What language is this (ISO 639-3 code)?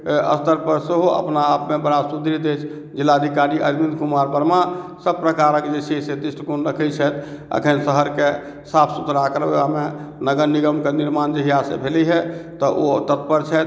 mai